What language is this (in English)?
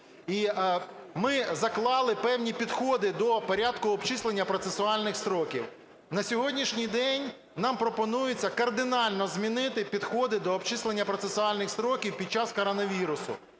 Ukrainian